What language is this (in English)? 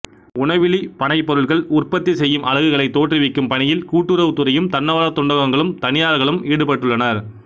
Tamil